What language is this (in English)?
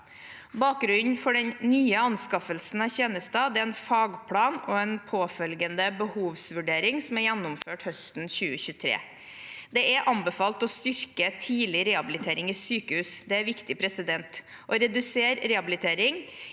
Norwegian